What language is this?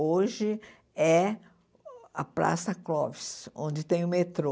Portuguese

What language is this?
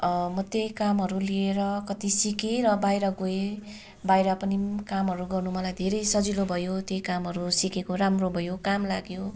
Nepali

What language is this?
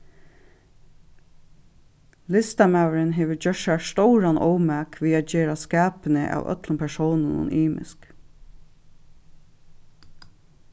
Faroese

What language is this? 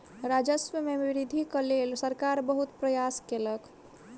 Maithili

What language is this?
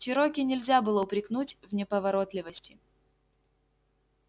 Russian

